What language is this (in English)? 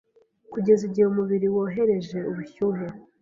Kinyarwanda